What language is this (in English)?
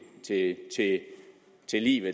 Danish